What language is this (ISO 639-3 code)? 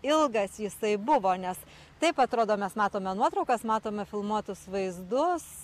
lit